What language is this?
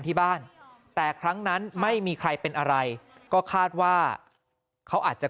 Thai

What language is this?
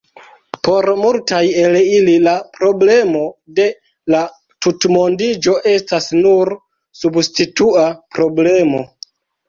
Esperanto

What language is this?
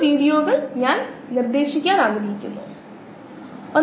Malayalam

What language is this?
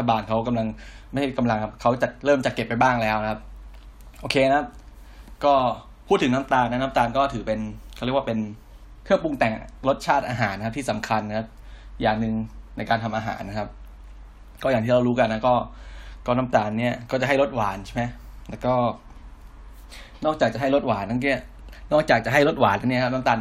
Thai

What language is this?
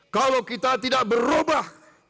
Indonesian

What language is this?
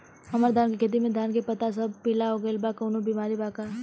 Bhojpuri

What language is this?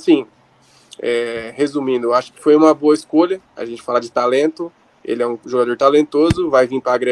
Portuguese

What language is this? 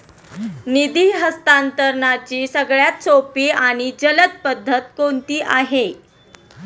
Marathi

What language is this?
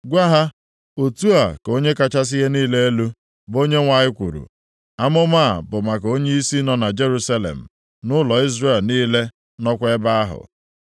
Igbo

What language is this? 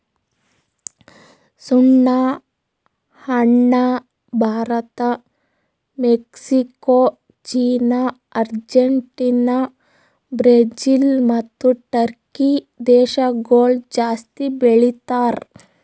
Kannada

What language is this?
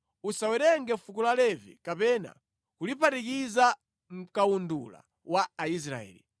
Nyanja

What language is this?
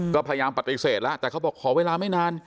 Thai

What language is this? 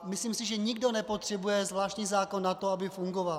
Czech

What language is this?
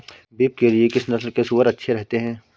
Hindi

